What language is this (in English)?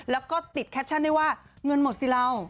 Thai